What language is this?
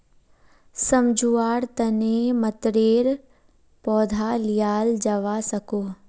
Magahi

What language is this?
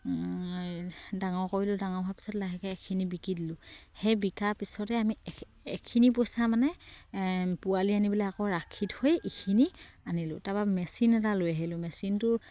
Assamese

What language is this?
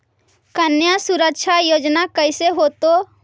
Magahi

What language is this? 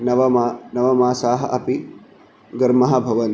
Sanskrit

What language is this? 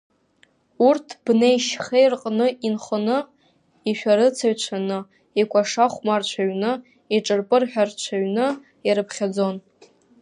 Abkhazian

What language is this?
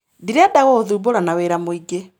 Kikuyu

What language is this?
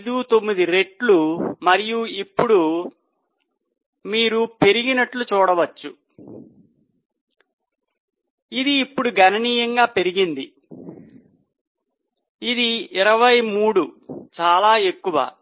Telugu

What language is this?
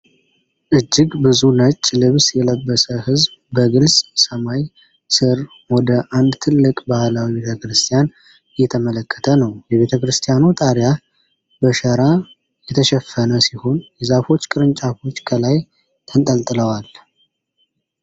Amharic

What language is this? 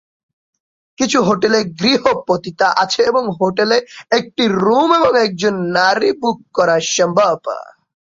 Bangla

